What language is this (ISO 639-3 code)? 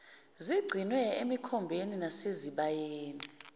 zul